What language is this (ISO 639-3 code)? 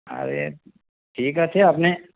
ben